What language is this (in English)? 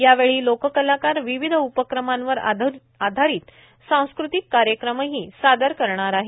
Marathi